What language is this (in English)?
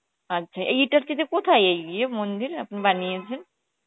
Bangla